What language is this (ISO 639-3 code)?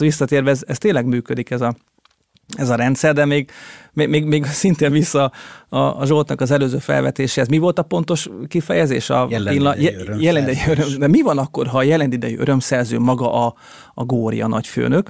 hun